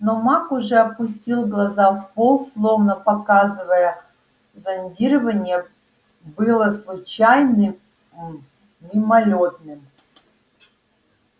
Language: Russian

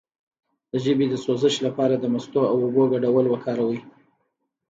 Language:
Pashto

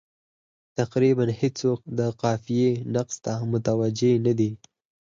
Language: Pashto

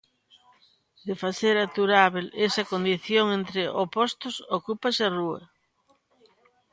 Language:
Galician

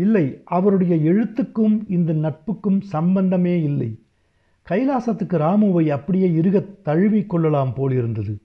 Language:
Tamil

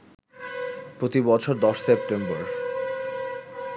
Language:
Bangla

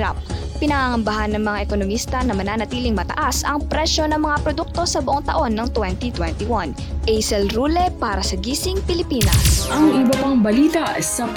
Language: Filipino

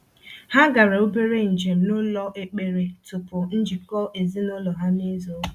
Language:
Igbo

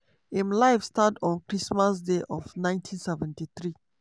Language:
Nigerian Pidgin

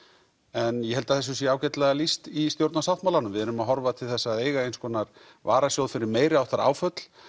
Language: Icelandic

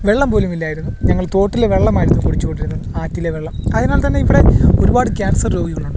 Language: Malayalam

